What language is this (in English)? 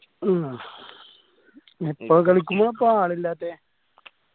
Malayalam